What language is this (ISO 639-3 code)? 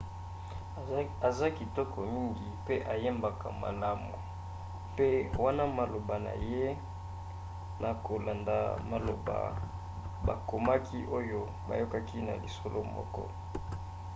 lin